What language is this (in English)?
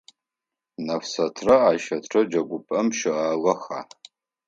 Adyghe